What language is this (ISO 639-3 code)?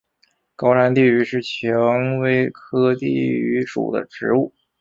zho